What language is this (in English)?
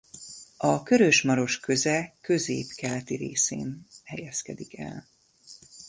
Hungarian